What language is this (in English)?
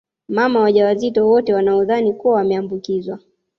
Swahili